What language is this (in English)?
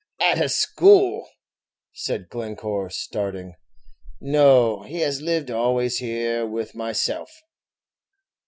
English